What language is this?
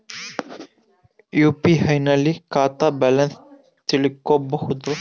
Kannada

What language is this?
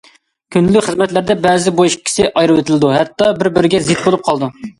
Uyghur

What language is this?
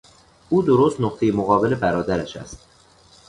Persian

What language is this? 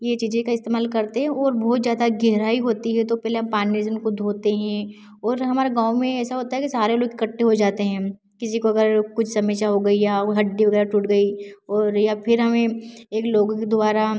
Hindi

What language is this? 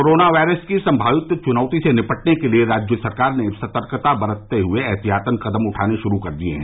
Hindi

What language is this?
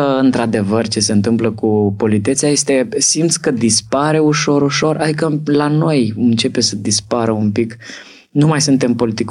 Romanian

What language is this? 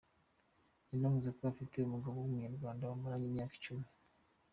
Kinyarwanda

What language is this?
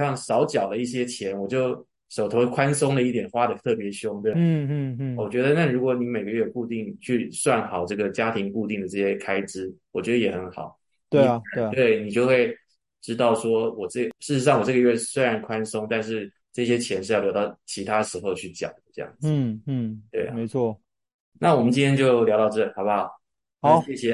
Chinese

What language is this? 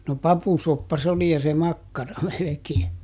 Finnish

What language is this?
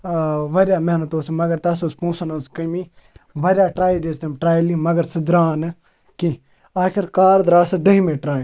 Kashmiri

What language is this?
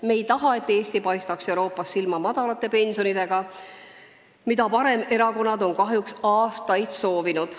Estonian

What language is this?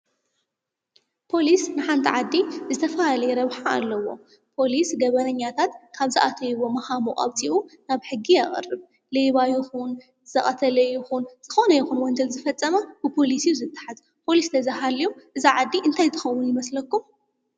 Tigrinya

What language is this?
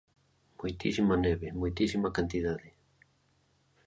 Galician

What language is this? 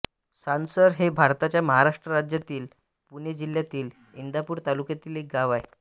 Marathi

